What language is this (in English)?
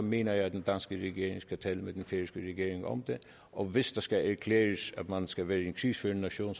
Danish